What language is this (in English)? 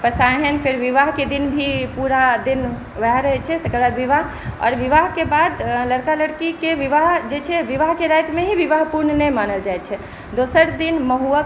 Maithili